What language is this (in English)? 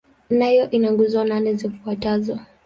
Swahili